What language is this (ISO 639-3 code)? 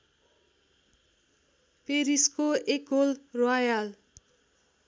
nep